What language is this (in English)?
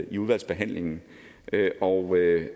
Danish